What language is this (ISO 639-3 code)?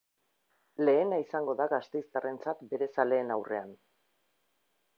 eus